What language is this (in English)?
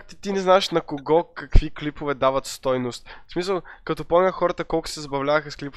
Bulgarian